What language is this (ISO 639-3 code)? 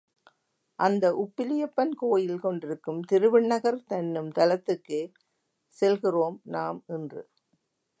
tam